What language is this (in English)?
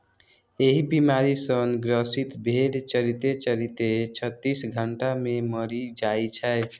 Maithili